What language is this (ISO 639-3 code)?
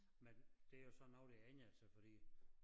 dan